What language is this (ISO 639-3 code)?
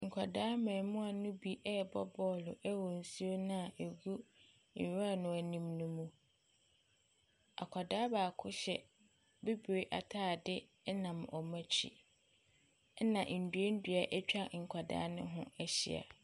aka